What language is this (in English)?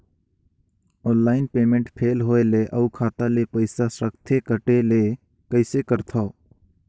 Chhattisgarhi